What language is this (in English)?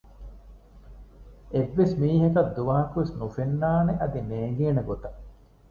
Divehi